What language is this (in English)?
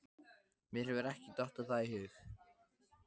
Icelandic